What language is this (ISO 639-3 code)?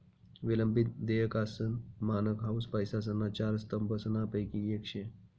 mar